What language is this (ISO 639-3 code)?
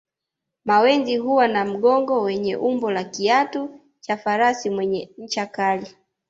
swa